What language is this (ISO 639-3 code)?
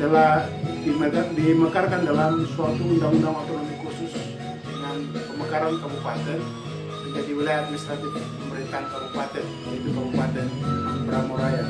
ind